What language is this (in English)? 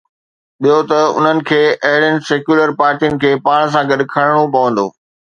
Sindhi